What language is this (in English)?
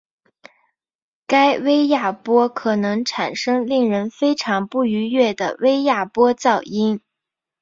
Chinese